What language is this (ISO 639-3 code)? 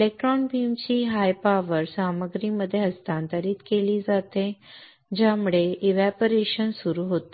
mar